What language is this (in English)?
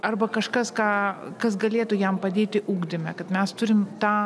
Lithuanian